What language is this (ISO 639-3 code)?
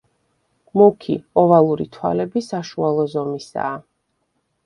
kat